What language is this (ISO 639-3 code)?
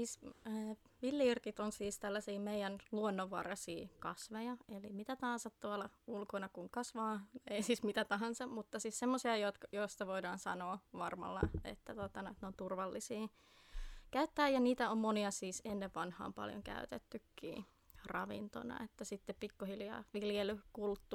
fin